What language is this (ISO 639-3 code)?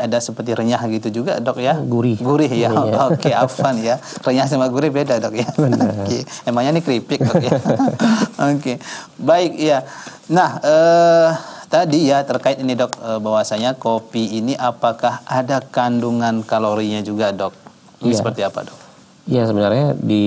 ind